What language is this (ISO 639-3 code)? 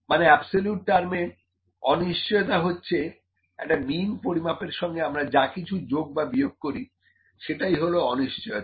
ben